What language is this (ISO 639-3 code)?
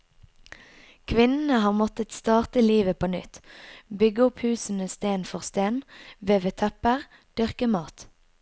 nor